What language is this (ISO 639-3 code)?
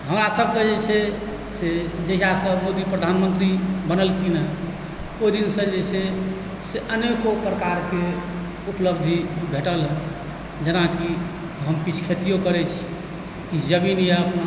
mai